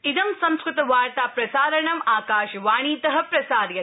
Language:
Sanskrit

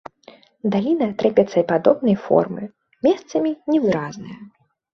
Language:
Belarusian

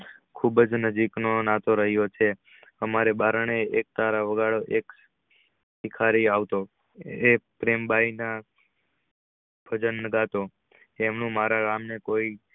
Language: Gujarati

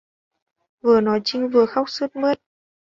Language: Vietnamese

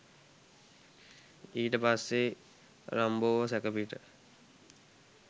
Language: Sinhala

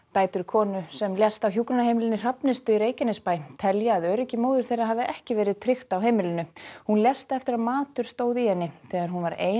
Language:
Icelandic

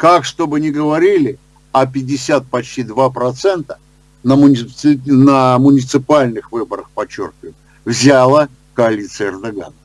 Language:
Russian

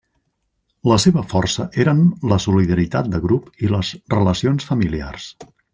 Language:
Catalan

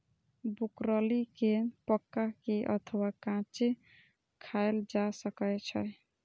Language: Maithili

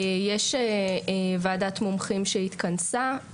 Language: Hebrew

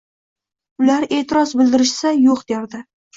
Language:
Uzbek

